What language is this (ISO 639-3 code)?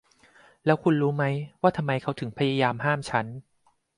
tha